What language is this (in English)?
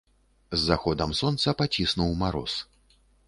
Belarusian